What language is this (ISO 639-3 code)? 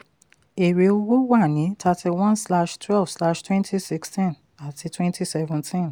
yor